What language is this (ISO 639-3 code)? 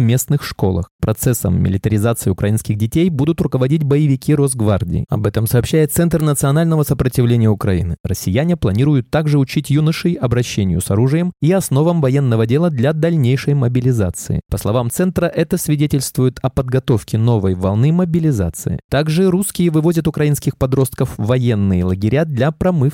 rus